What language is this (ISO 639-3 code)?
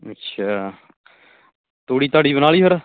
pan